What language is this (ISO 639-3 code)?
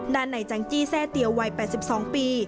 tha